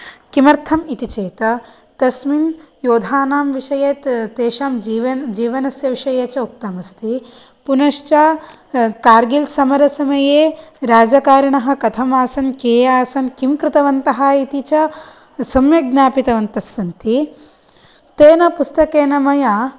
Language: Sanskrit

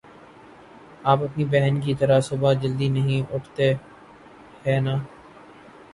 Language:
Urdu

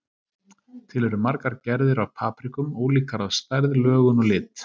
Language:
Icelandic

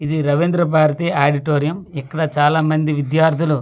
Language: Telugu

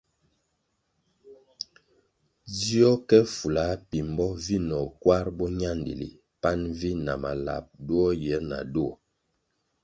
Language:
Kwasio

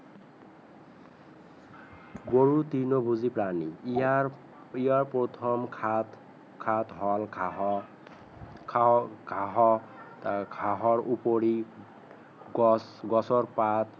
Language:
Assamese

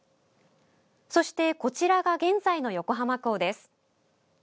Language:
Japanese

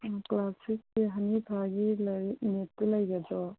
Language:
Manipuri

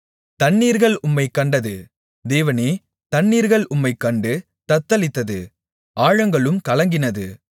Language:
Tamil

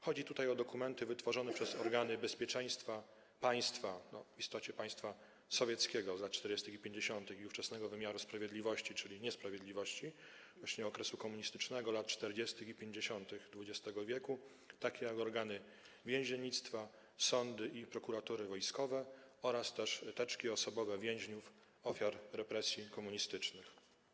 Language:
Polish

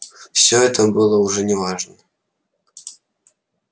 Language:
Russian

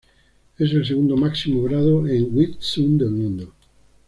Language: Spanish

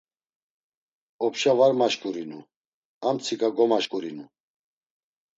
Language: Laz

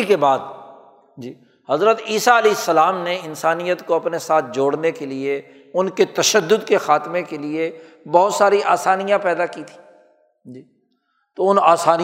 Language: Urdu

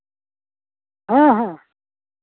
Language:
Santali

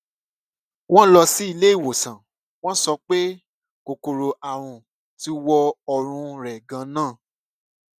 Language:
Yoruba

